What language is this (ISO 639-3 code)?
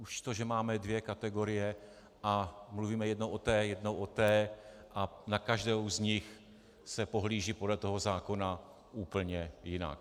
ces